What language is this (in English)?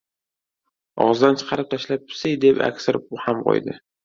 Uzbek